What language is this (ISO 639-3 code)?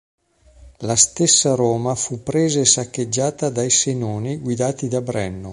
ita